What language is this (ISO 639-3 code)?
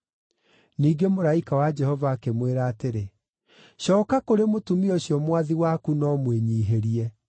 kik